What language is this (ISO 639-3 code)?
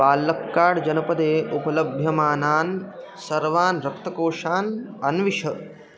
san